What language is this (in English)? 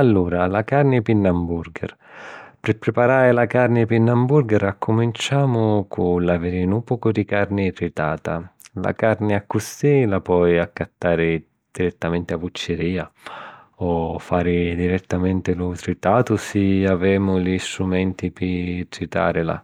Sicilian